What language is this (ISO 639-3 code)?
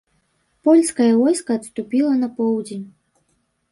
bel